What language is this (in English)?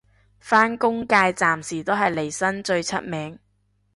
Cantonese